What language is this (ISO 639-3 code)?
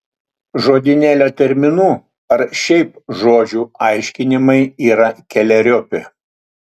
lit